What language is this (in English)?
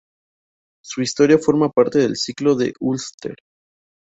Spanish